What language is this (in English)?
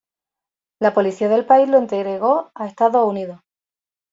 Spanish